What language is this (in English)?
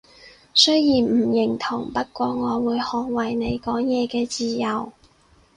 Cantonese